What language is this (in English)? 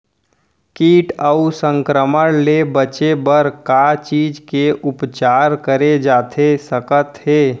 Chhattisgarhi